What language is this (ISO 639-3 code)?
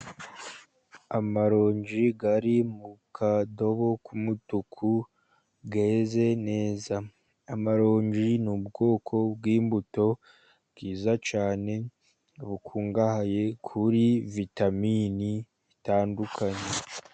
kin